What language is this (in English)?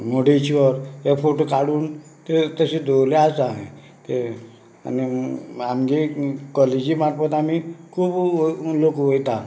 Konkani